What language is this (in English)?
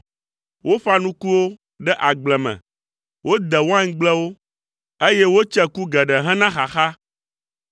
Ewe